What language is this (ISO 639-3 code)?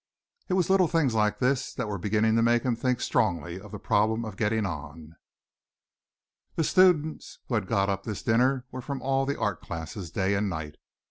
eng